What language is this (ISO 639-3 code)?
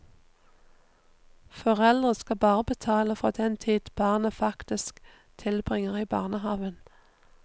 nor